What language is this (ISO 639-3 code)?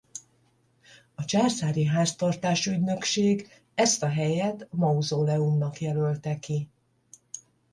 hun